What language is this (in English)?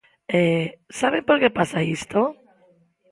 Galician